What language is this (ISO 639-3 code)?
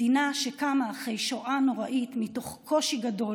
heb